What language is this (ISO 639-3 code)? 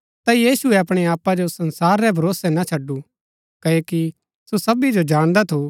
gbk